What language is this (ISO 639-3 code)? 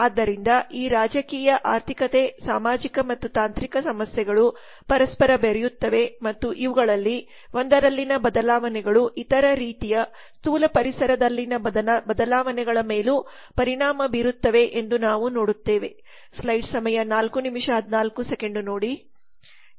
kan